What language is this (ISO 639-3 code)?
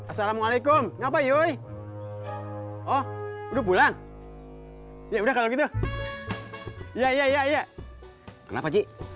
ind